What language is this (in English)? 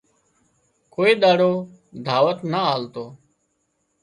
Wadiyara Koli